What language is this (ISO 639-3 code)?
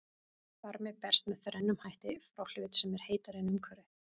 isl